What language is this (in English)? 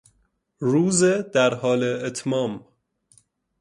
Persian